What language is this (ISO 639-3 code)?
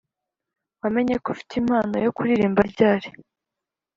kin